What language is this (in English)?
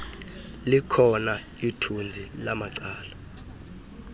Xhosa